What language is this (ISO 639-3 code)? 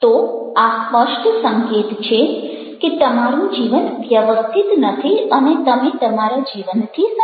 guj